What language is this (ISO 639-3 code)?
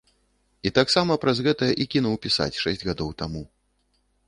bel